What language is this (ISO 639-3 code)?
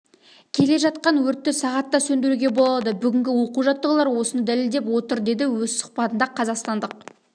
kaz